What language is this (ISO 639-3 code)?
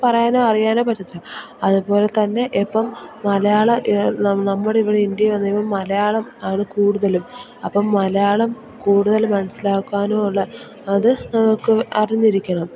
mal